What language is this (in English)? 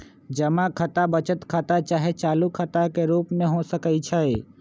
Magahi